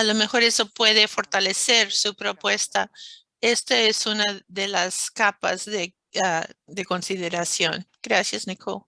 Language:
Spanish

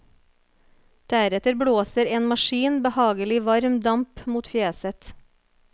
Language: Norwegian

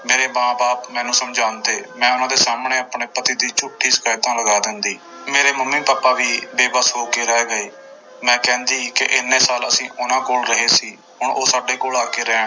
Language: Punjabi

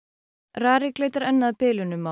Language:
Icelandic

